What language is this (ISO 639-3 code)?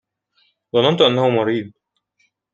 ara